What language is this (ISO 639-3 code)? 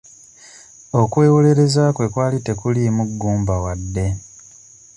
lug